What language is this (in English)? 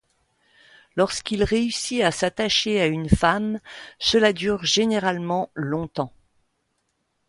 French